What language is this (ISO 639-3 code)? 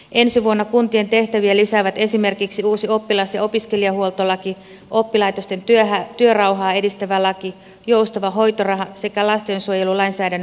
fin